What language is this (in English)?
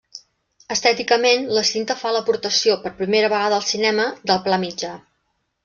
Catalan